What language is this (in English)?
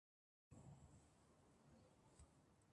Guarani